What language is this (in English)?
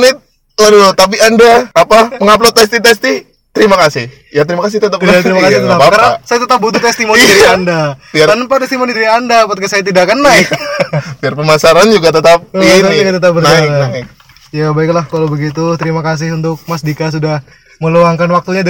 Indonesian